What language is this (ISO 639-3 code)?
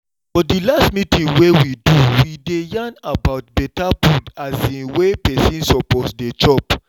pcm